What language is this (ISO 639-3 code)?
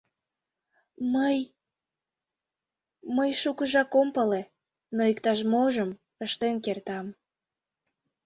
chm